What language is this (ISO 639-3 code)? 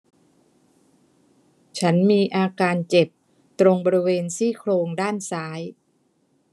tha